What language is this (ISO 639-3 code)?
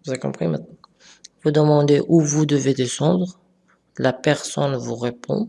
fra